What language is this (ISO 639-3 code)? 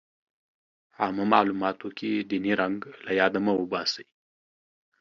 pus